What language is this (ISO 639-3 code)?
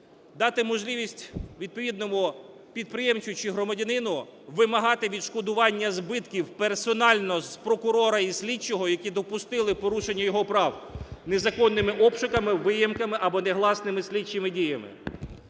ukr